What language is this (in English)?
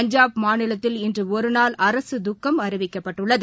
Tamil